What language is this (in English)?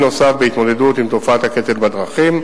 Hebrew